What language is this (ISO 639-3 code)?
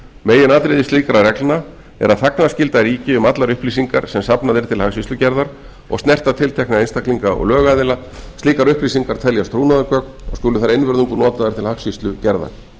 isl